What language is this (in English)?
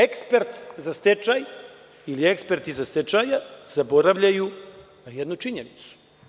Serbian